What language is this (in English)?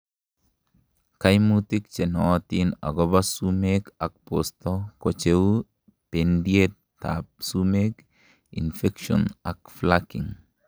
Kalenjin